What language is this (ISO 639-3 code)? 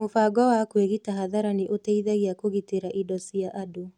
kik